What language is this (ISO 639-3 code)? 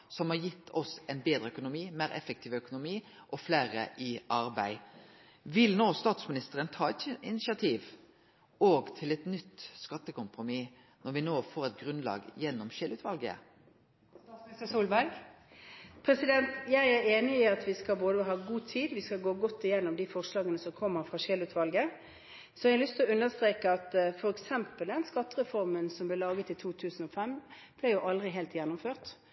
nor